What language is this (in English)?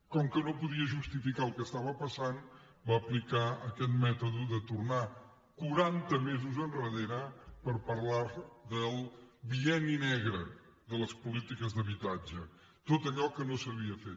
Catalan